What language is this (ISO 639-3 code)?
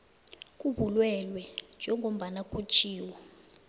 nbl